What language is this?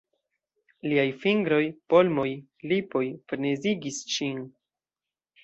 Esperanto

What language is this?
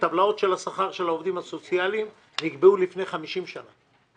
Hebrew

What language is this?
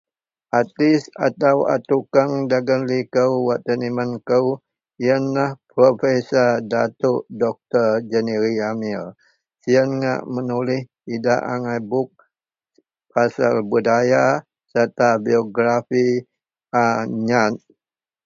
Central Melanau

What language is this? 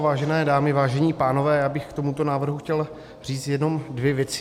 Czech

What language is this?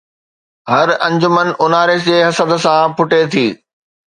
Sindhi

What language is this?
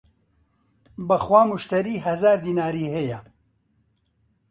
Central Kurdish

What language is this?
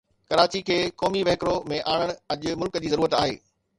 Sindhi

